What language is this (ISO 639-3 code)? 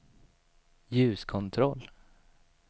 swe